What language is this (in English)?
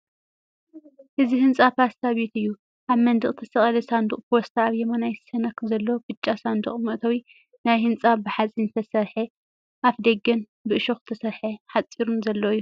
Tigrinya